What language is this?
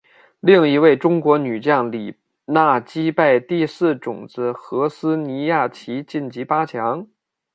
Chinese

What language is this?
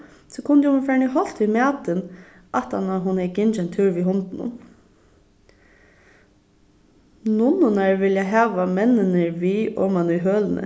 Faroese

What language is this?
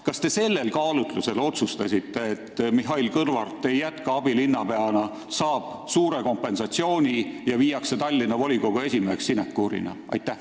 Estonian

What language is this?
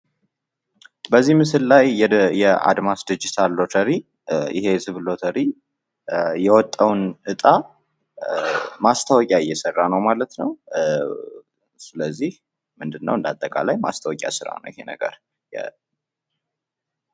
Amharic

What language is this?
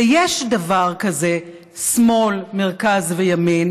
Hebrew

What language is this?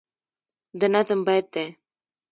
Pashto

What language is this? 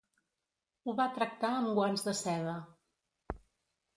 Catalan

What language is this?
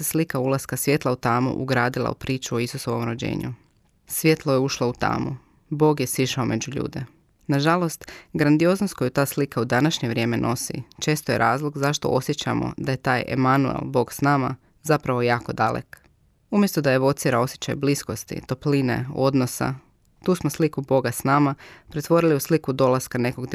Croatian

